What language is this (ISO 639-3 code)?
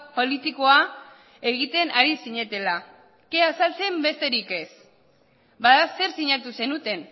eus